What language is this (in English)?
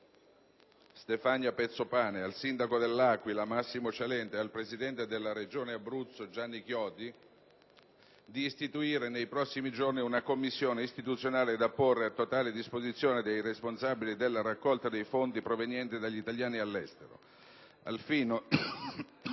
Italian